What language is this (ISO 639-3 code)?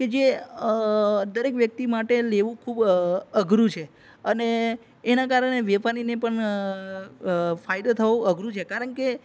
guj